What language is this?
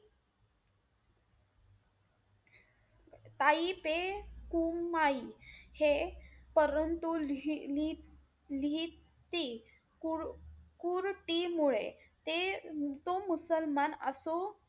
Marathi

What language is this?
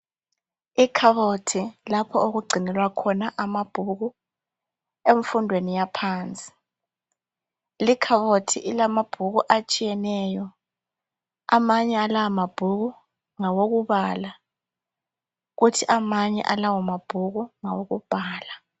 North Ndebele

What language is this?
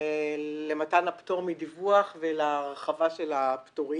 Hebrew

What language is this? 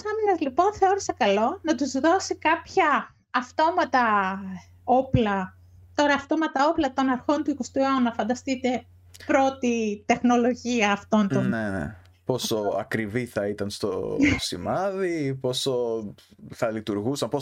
Greek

